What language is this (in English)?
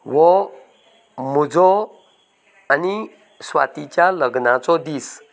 Konkani